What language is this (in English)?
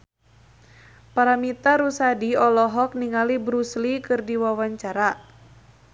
Sundanese